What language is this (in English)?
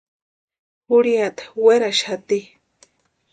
Western Highland Purepecha